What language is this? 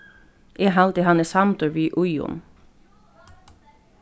Faroese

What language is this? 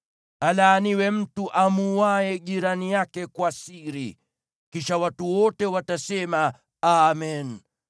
Swahili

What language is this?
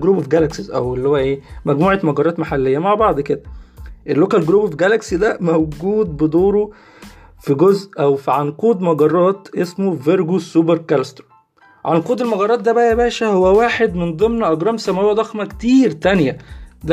Arabic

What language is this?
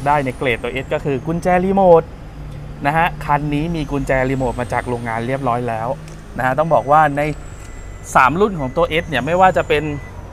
Thai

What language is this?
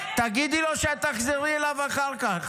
Hebrew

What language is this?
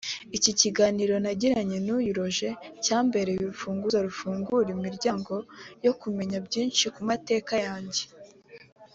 Kinyarwanda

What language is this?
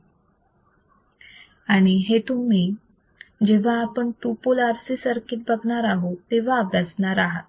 Marathi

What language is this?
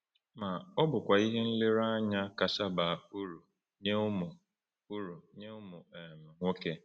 Igbo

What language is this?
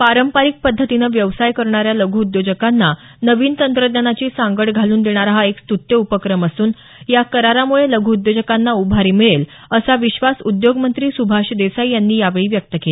Marathi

